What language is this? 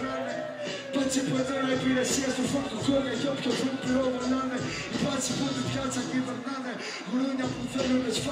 Ukrainian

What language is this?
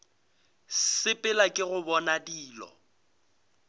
Northern Sotho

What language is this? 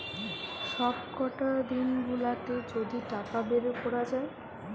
Bangla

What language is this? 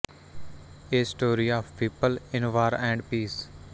Punjabi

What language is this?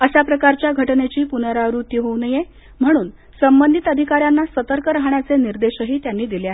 Marathi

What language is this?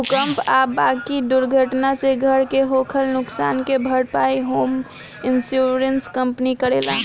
Bhojpuri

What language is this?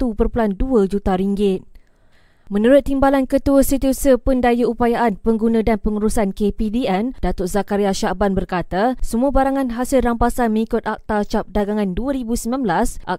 Malay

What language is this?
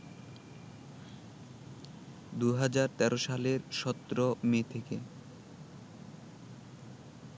Bangla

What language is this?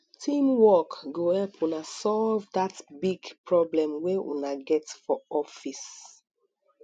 Nigerian Pidgin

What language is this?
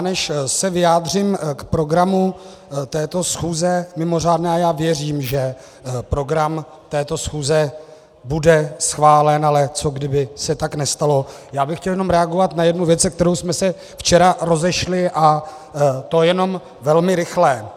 Czech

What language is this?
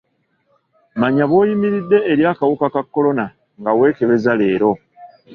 Ganda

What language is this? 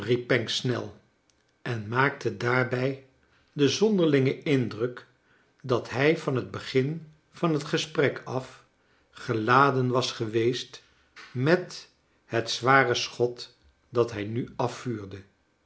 Dutch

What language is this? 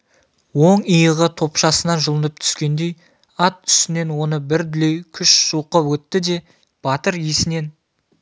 Kazakh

